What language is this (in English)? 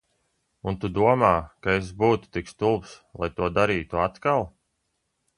Latvian